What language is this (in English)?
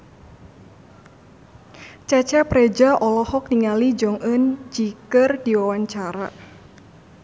Sundanese